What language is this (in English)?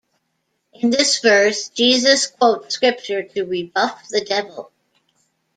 English